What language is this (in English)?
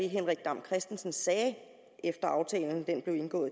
Danish